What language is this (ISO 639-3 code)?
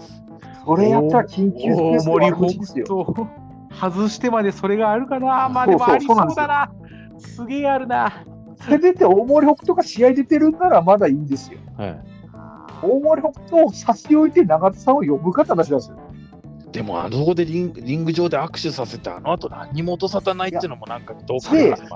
jpn